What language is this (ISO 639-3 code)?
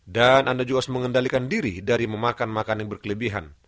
ind